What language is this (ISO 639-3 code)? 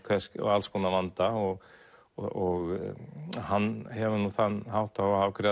isl